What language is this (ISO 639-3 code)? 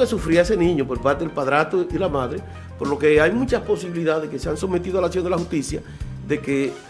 spa